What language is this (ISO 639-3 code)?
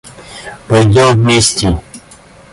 rus